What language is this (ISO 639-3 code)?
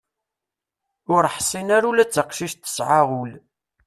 kab